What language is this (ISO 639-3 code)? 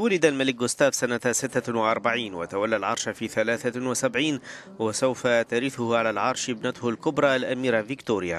ara